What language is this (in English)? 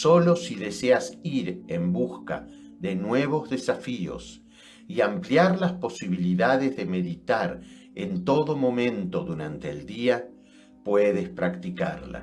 Spanish